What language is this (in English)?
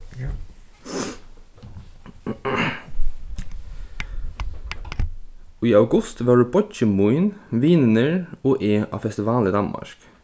Faroese